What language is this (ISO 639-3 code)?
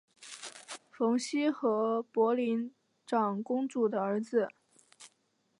zho